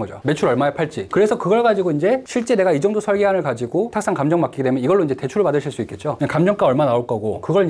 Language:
Korean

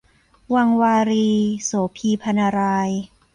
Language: Thai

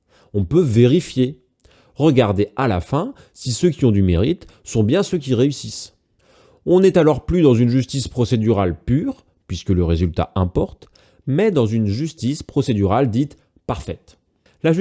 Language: French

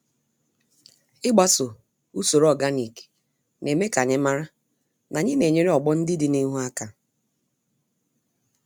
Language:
Igbo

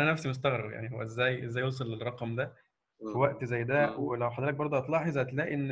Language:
Arabic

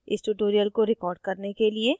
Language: Hindi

